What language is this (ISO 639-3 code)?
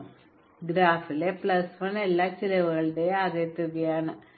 mal